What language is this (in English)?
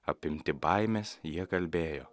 Lithuanian